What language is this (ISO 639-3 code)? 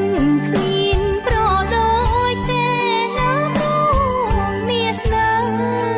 vie